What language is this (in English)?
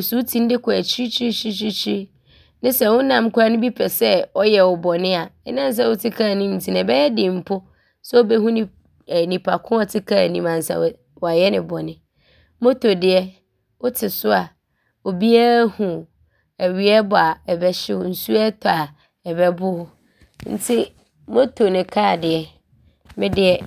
Abron